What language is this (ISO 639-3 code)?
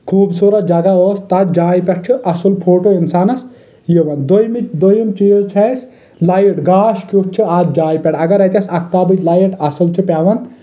kas